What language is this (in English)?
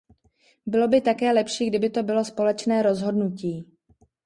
Czech